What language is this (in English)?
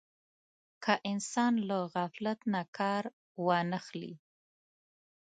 Pashto